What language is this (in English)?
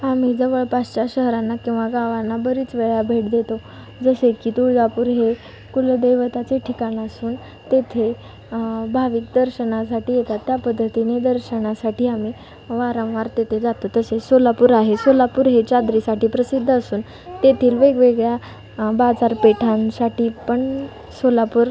Marathi